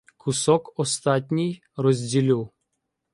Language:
Ukrainian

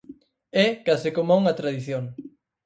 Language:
Galician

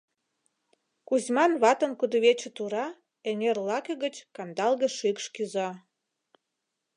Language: Mari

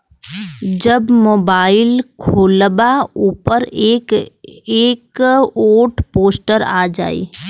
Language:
Bhojpuri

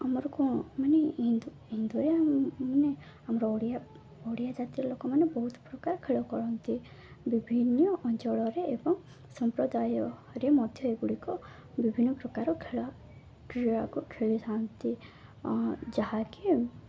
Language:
Odia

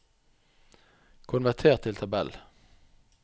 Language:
Norwegian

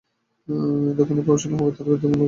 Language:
Bangla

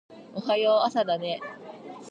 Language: Japanese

